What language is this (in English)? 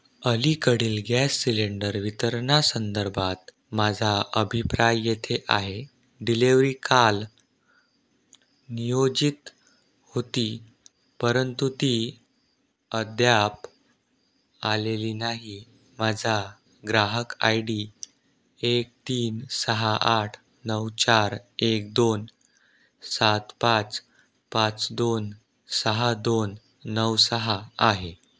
Marathi